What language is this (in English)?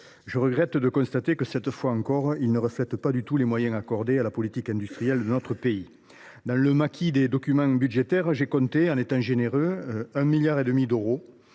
French